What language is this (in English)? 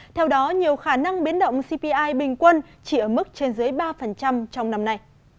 Vietnamese